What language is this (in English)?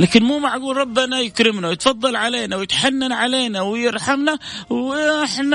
Arabic